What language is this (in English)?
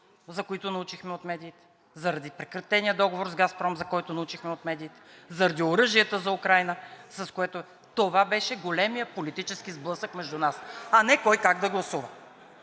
Bulgarian